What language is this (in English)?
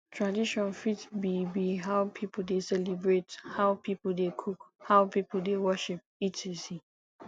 Nigerian Pidgin